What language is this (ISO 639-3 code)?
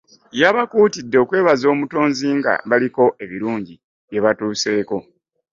lug